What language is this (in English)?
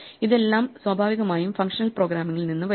Malayalam